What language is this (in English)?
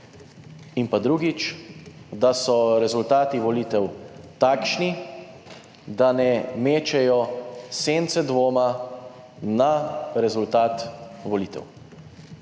Slovenian